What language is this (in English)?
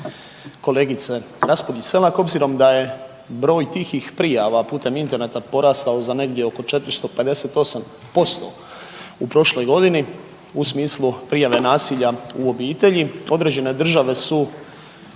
Croatian